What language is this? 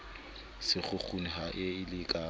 Southern Sotho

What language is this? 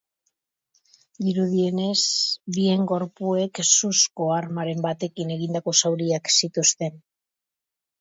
Basque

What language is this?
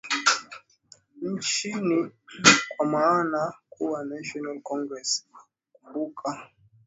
Swahili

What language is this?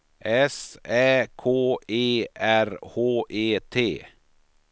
Swedish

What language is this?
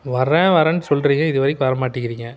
Tamil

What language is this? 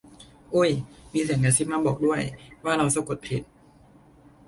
Thai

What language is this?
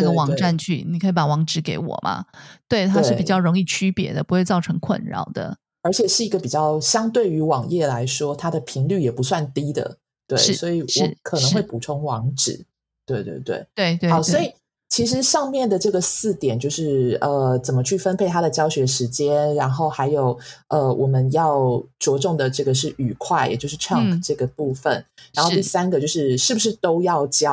Chinese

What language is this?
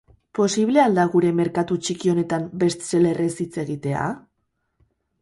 Basque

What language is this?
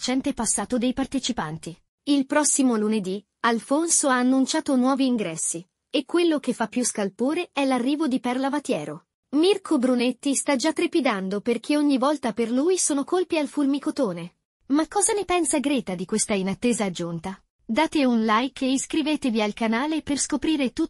Italian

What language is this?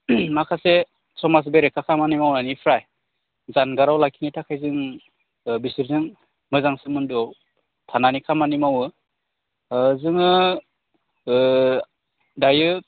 Bodo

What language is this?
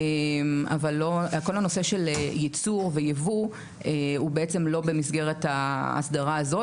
Hebrew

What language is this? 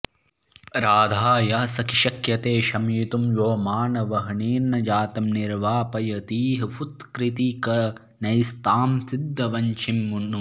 Sanskrit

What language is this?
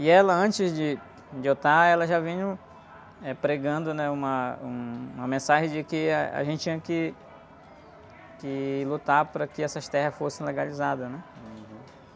Portuguese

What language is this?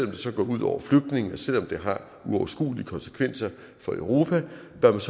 Danish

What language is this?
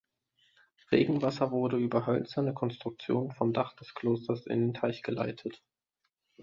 German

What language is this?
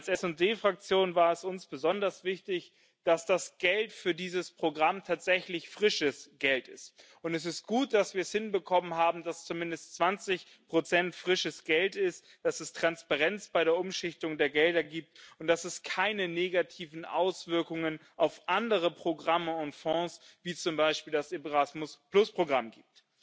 German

